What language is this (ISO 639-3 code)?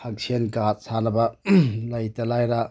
mni